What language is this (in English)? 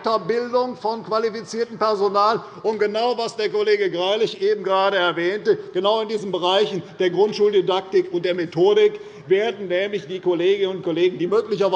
German